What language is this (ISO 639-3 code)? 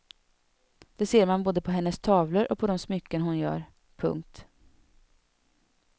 swe